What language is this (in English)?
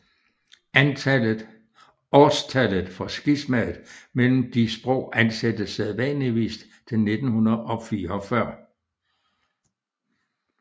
Danish